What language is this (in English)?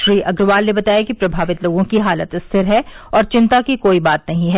Hindi